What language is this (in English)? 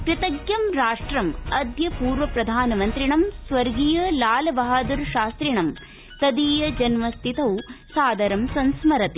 Sanskrit